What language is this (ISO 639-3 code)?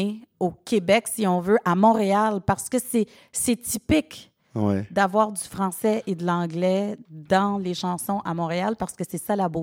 fra